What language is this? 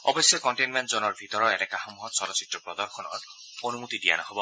Assamese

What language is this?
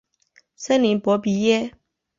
Chinese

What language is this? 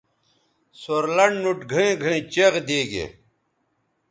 Bateri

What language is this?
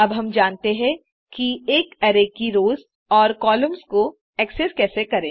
Hindi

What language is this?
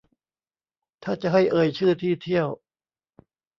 Thai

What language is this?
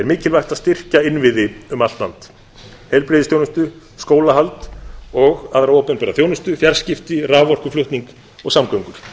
Icelandic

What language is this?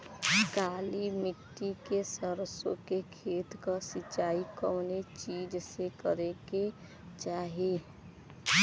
Bhojpuri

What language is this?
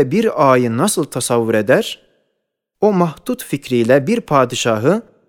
Turkish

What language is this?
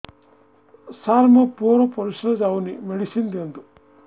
Odia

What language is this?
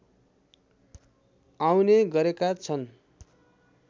Nepali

